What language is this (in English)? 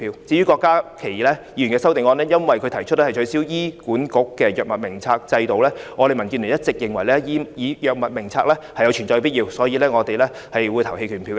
Cantonese